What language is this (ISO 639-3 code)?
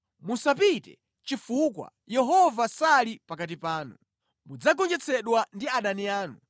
nya